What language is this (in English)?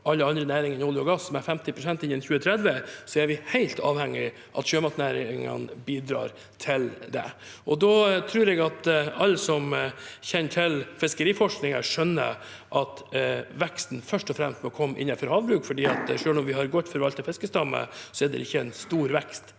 Norwegian